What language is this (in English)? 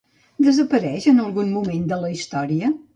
Catalan